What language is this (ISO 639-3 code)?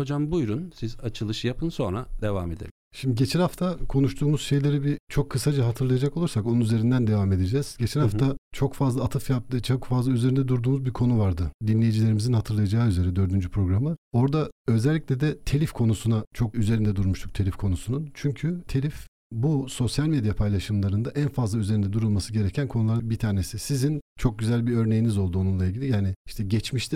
tur